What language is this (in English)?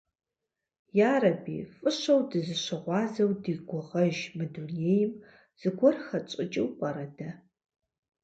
Kabardian